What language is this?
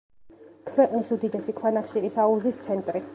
Georgian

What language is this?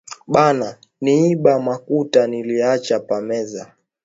Swahili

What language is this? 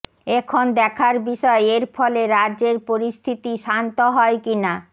Bangla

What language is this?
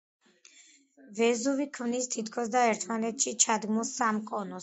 Georgian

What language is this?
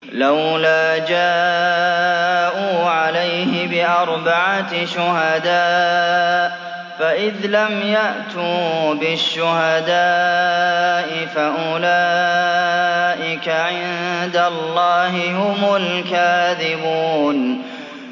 Arabic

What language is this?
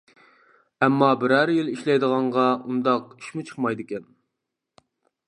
Uyghur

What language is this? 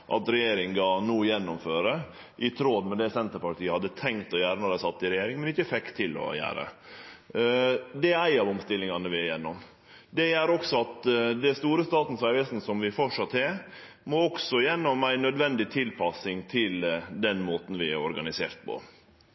Norwegian Nynorsk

